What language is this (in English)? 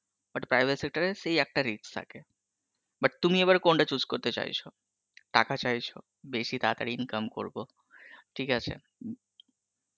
Bangla